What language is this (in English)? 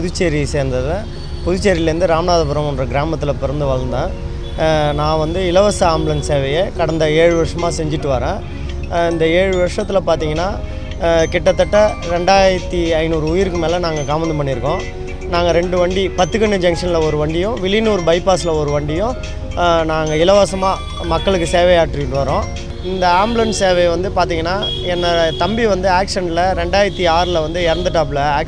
Indonesian